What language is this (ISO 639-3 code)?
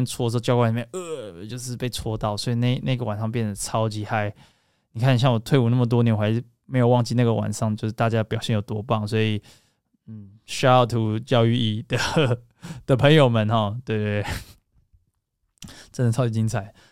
zho